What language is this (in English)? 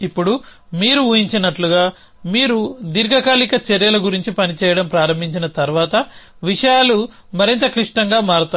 Telugu